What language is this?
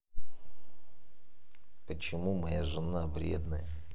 Russian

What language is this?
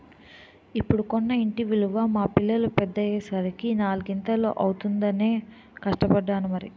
Telugu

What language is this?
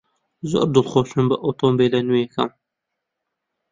Central Kurdish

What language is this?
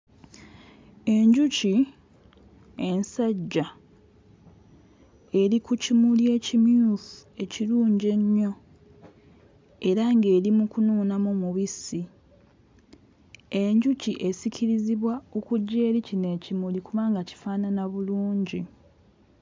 Ganda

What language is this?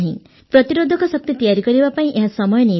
Odia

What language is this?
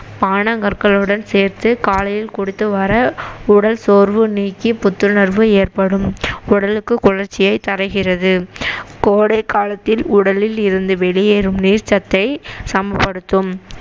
Tamil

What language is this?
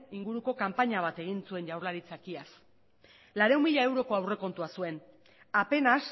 Basque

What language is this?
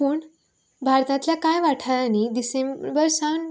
Konkani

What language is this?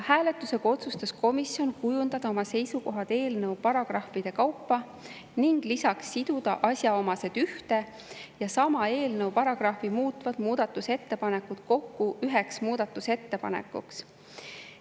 Estonian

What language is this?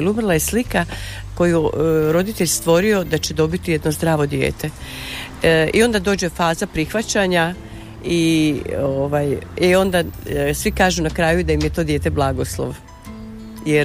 Croatian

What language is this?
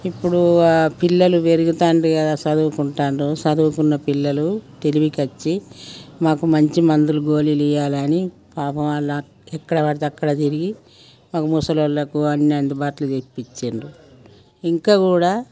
Telugu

